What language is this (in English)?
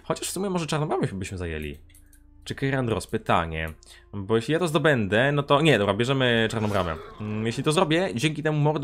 Polish